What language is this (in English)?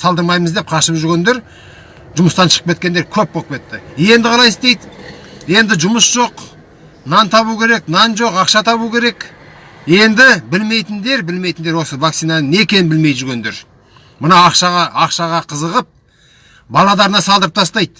Kazakh